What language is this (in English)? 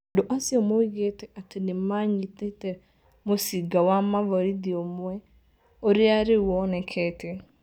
Kikuyu